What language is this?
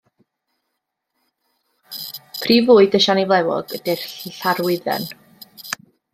Welsh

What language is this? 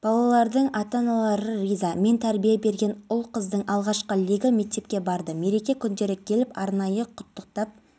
Kazakh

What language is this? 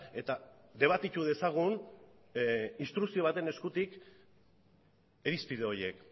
Basque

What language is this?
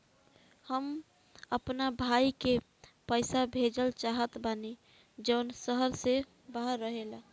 Bhojpuri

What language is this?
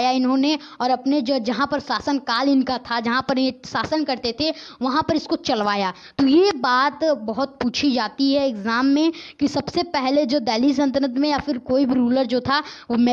Hindi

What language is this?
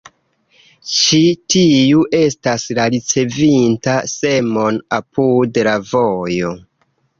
Esperanto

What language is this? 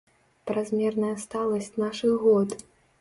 Belarusian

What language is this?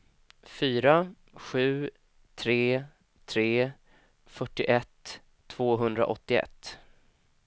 Swedish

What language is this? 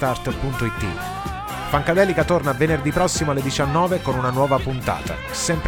Italian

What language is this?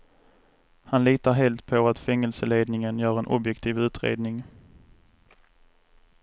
Swedish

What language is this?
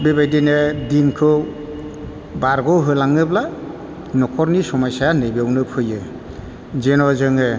Bodo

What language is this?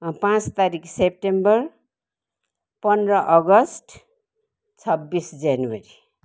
Nepali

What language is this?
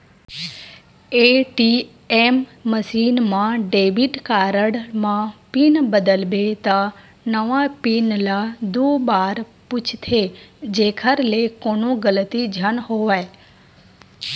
Chhattisgarhi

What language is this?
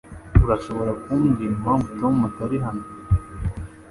Kinyarwanda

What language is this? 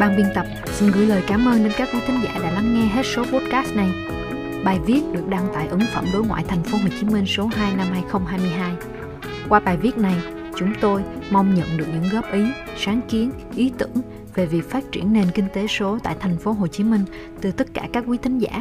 Vietnamese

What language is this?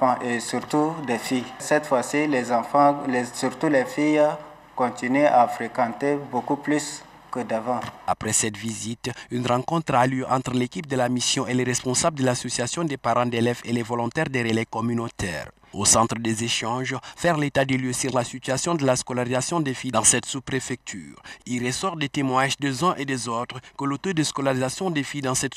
French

